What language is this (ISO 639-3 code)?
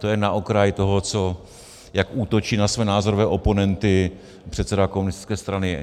ces